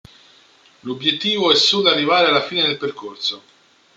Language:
Italian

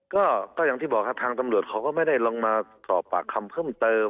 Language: Thai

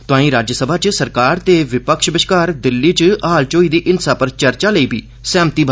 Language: Dogri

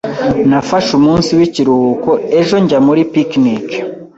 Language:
Kinyarwanda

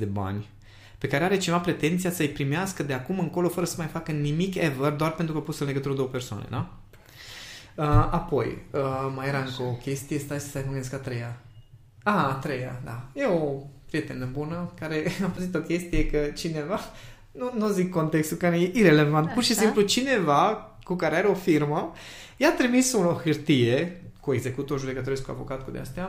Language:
Romanian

